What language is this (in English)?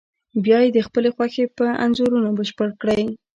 Pashto